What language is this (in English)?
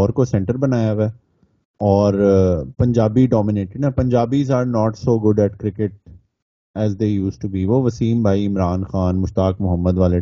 Urdu